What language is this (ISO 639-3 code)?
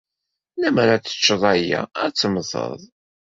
kab